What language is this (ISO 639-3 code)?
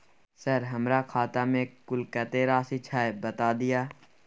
mai